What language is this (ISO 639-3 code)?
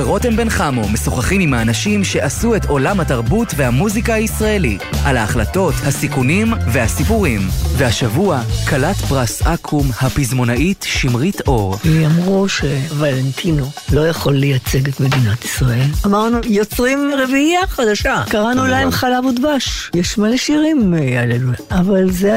heb